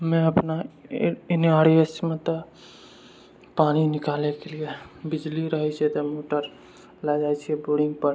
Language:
Maithili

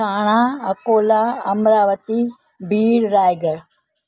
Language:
Sindhi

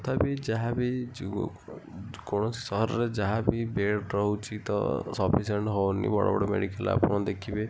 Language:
Odia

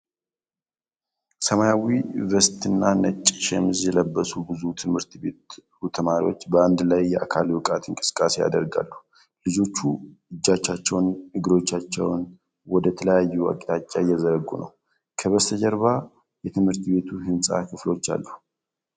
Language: Amharic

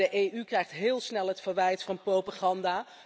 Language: Dutch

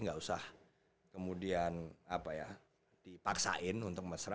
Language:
Indonesian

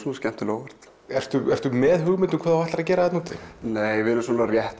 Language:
Icelandic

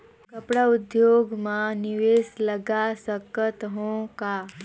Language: Chhattisgarhi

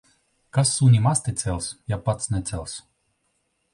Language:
Latvian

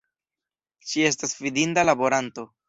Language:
Esperanto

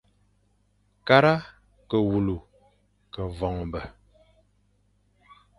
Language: Fang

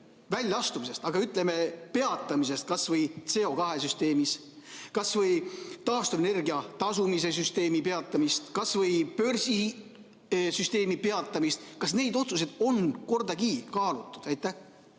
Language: Estonian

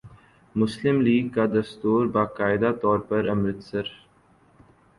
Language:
Urdu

